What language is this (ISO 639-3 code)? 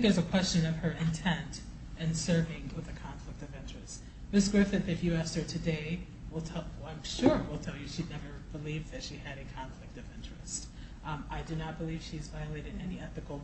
eng